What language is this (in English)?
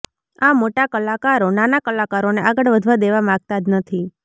Gujarati